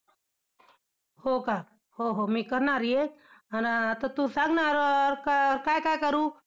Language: Marathi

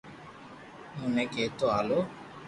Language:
Loarki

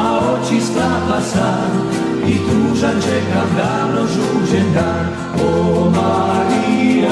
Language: Romanian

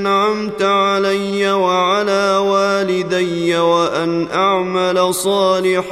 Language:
Arabic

